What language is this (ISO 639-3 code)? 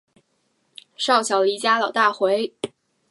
zho